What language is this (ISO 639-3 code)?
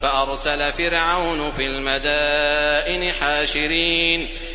ara